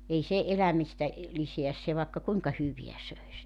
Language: Finnish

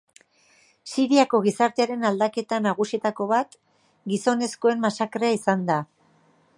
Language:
Basque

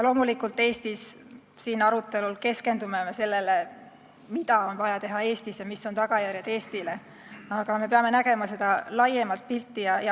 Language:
Estonian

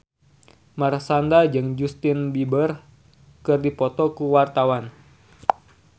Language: Sundanese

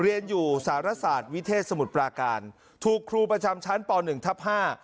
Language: Thai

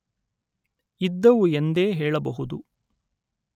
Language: Kannada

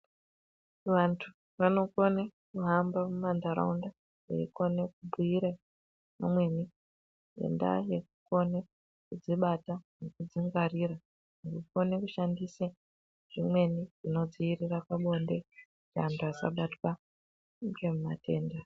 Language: Ndau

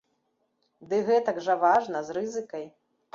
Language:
Belarusian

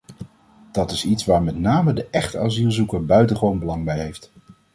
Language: Dutch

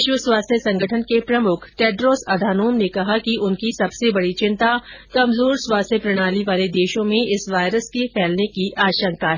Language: Hindi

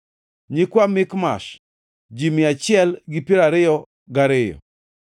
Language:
Luo (Kenya and Tanzania)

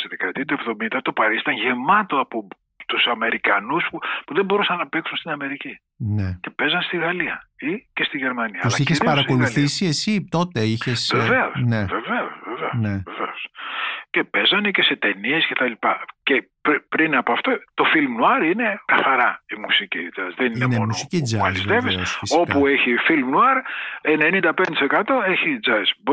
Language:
Greek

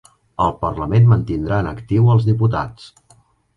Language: Catalan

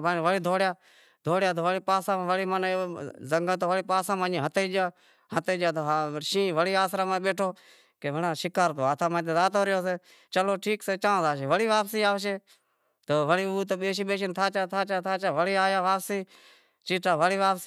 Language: Wadiyara Koli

